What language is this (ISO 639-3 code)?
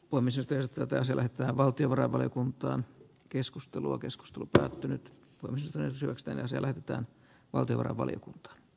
fin